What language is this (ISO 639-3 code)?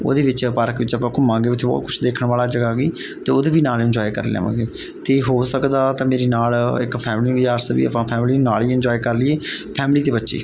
pan